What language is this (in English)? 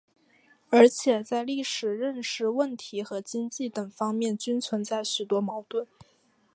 Chinese